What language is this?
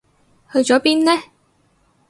Cantonese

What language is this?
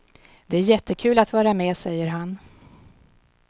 Swedish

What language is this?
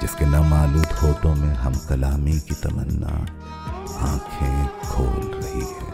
Urdu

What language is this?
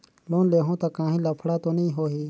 Chhattisgarhi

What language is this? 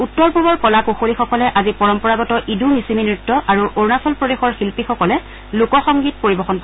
Assamese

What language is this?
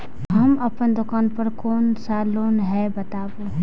Maithili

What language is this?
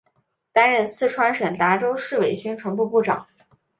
Chinese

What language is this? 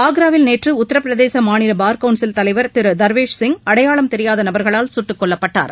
Tamil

